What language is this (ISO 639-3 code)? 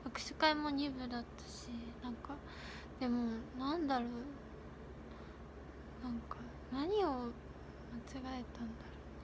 jpn